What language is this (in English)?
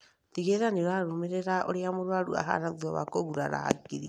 Kikuyu